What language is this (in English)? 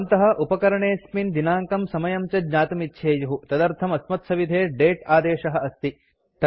Sanskrit